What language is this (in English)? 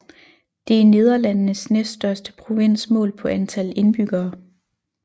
Danish